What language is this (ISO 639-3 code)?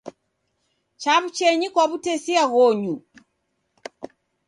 dav